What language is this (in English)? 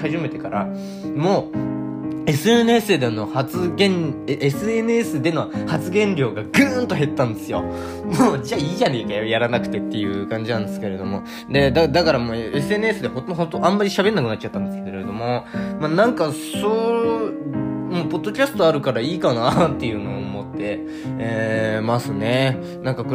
Japanese